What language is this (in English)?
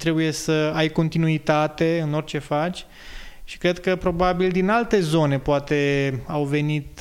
Romanian